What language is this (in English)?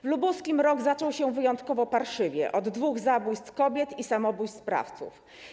Polish